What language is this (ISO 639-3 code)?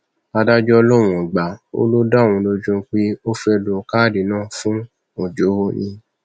yor